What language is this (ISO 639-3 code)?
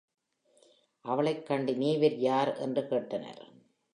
tam